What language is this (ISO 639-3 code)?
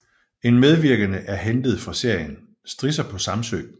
dan